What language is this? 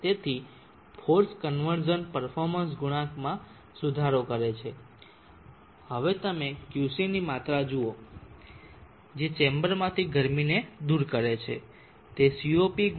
Gujarati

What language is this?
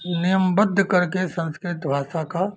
Hindi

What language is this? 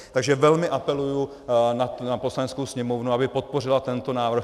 Czech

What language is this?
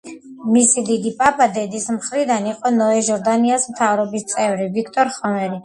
Georgian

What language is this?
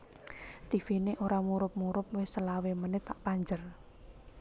Javanese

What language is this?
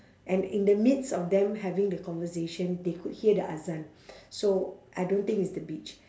English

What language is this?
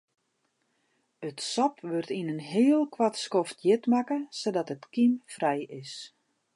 Western Frisian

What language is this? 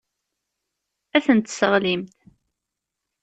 Kabyle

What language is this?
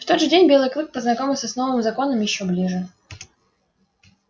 Russian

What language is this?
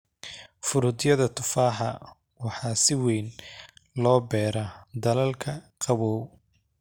Somali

